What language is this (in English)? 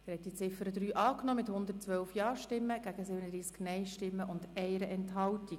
Swiss German